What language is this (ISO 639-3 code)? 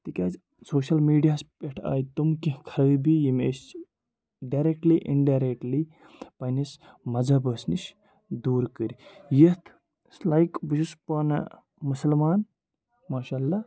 kas